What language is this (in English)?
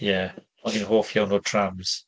Welsh